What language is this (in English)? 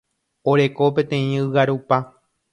Guarani